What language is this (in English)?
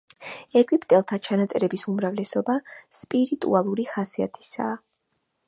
Georgian